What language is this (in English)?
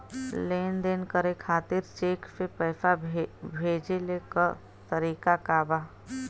Bhojpuri